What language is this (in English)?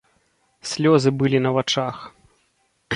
Belarusian